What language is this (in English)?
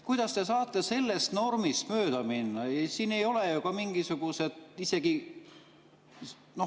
Estonian